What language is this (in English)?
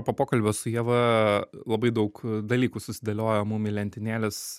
Lithuanian